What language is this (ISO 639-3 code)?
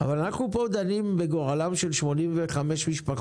heb